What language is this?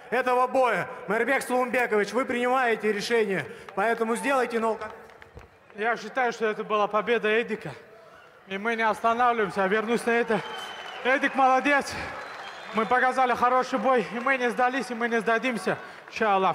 Russian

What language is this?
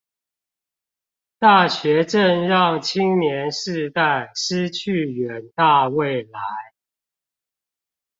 Chinese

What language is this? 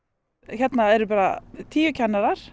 Icelandic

